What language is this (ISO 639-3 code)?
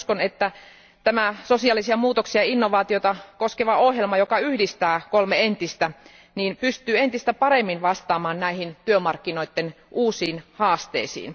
fin